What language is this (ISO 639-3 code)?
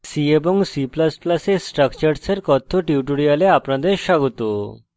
ben